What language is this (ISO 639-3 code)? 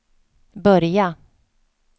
swe